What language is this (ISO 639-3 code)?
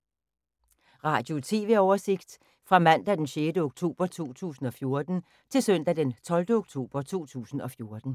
dan